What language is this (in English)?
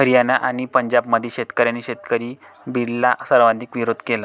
Marathi